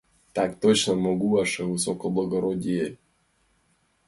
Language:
Mari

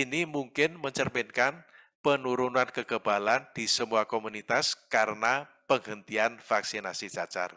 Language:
Indonesian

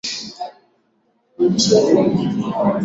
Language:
Swahili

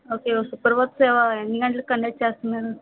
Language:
Telugu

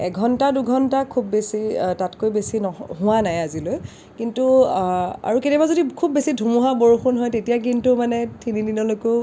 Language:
Assamese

